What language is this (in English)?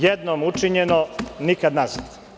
Serbian